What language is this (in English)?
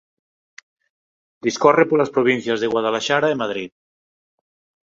Galician